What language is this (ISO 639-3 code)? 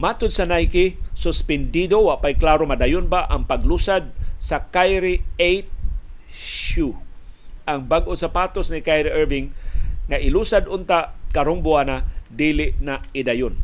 fil